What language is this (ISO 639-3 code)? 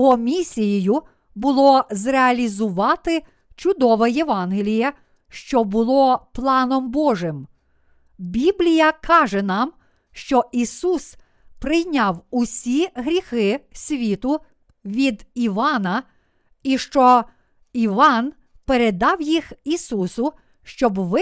ukr